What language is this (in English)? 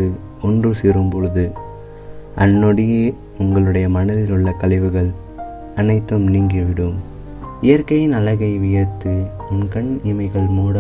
Tamil